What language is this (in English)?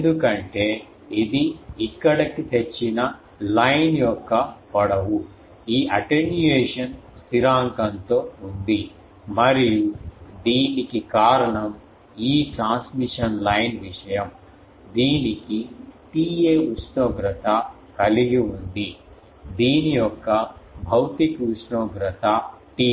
Telugu